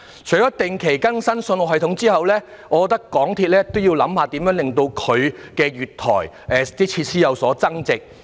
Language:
Cantonese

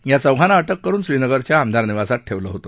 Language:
Marathi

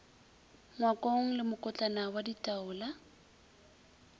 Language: Northern Sotho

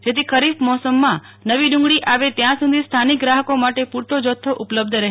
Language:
Gujarati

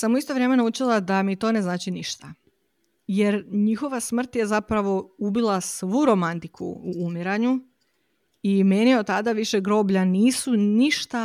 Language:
Croatian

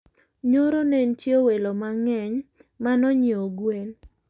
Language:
Luo (Kenya and Tanzania)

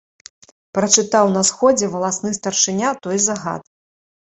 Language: Belarusian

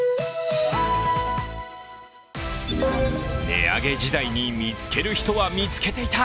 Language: Japanese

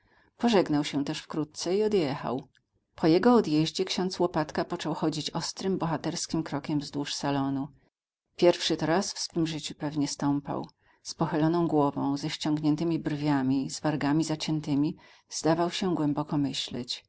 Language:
Polish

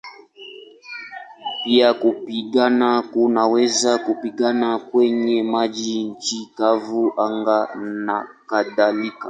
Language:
Swahili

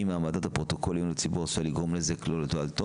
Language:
Hebrew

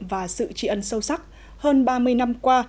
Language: Vietnamese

